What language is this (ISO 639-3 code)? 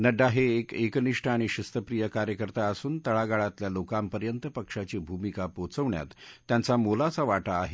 mar